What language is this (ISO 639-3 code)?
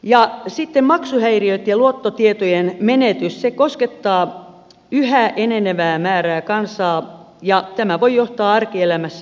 fin